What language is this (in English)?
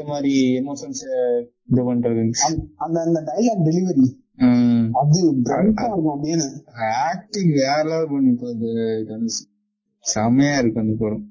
Tamil